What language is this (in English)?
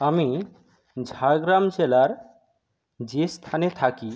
Bangla